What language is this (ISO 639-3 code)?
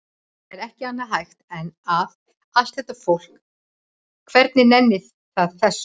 isl